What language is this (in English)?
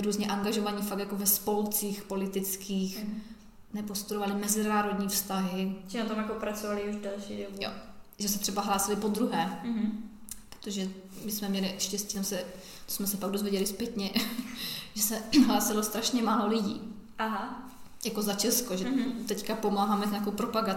Czech